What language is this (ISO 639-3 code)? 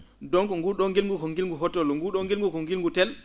ful